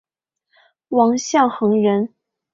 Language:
Chinese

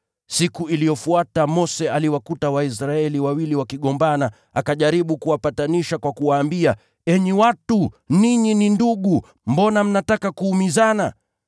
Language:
Swahili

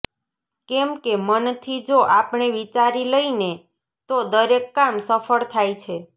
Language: Gujarati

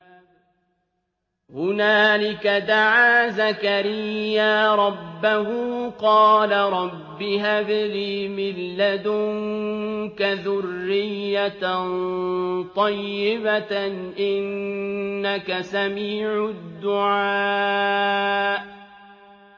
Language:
Arabic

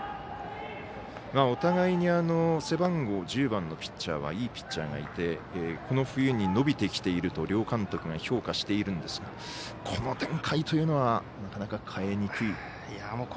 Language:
Japanese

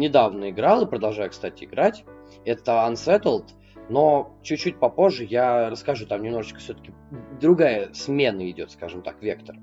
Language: Russian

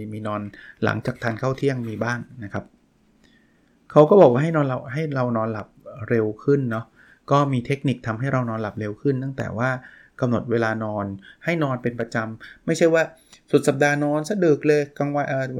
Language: Thai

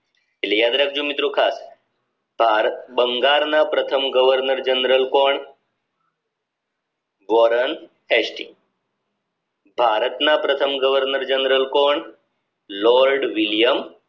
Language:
Gujarati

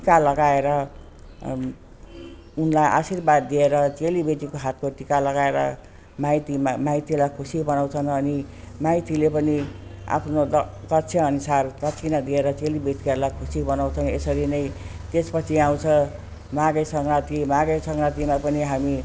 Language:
Nepali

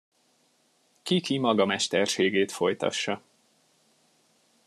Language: Hungarian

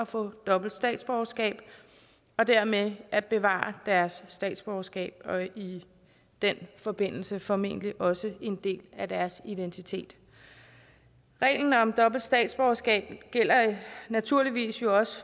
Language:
Danish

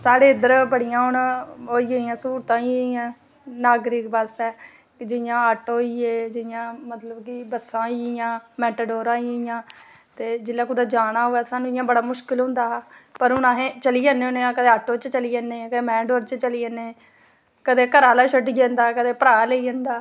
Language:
Dogri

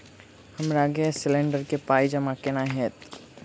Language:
Maithili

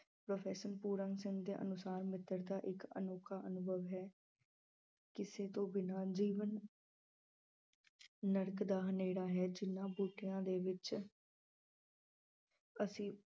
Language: Punjabi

